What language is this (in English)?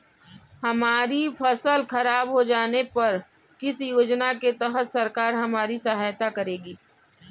Hindi